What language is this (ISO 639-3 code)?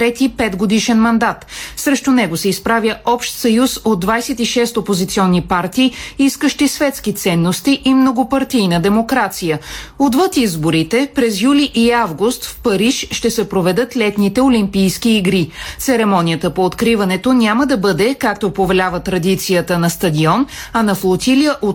bul